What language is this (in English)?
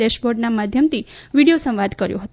Gujarati